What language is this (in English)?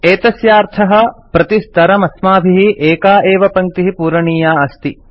Sanskrit